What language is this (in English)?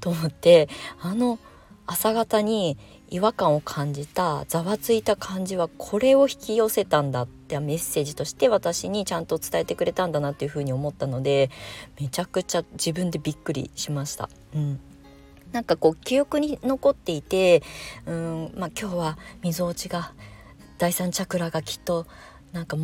Japanese